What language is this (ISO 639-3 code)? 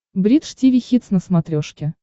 rus